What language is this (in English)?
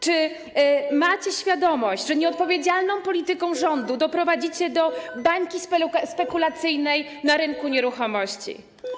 Polish